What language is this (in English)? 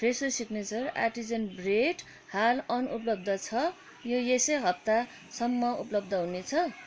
Nepali